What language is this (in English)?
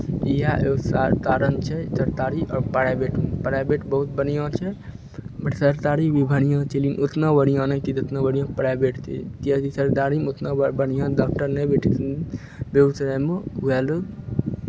Maithili